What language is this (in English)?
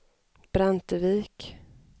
Swedish